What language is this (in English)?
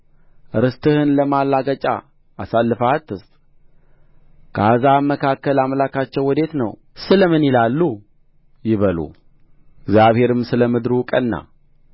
Amharic